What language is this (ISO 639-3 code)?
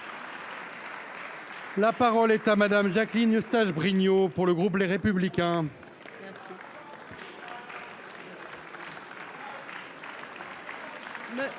fra